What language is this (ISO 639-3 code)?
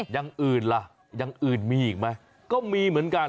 tha